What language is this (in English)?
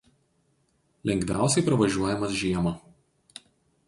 Lithuanian